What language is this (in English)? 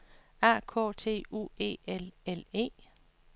Danish